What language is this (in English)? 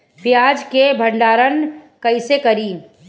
Bhojpuri